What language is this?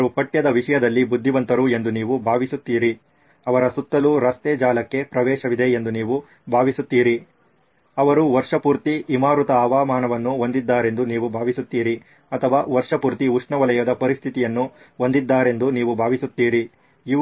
Kannada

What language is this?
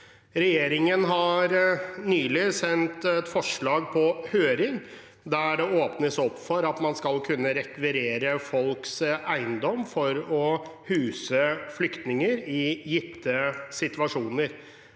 Norwegian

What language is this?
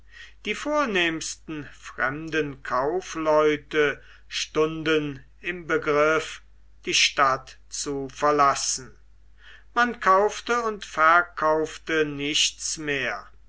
German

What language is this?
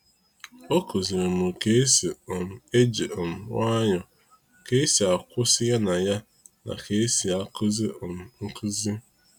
Igbo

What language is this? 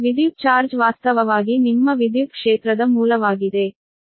Kannada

